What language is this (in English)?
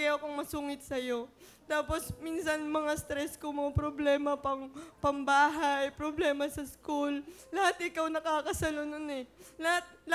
Filipino